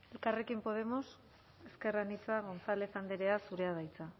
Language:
Basque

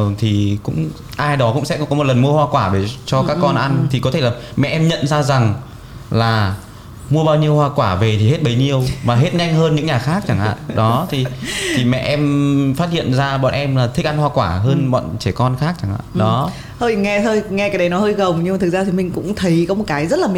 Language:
Vietnamese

